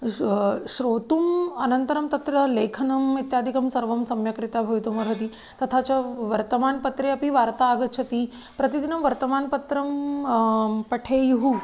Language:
Sanskrit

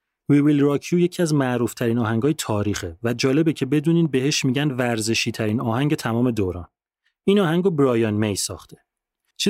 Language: Persian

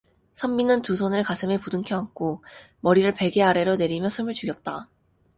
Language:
Korean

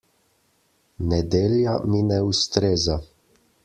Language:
Slovenian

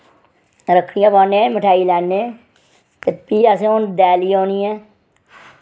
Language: Dogri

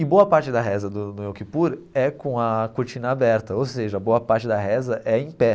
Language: Portuguese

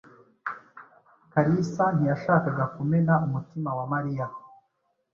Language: Kinyarwanda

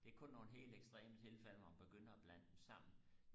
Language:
Danish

